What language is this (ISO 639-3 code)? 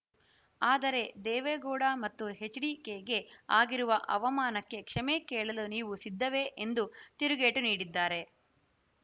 kan